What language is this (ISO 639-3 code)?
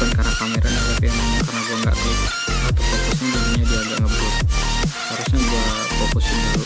ind